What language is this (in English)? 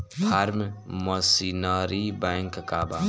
Bhojpuri